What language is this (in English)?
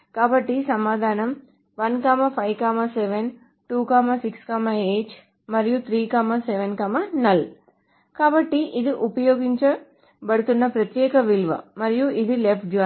Telugu